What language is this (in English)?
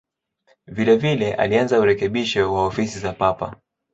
Swahili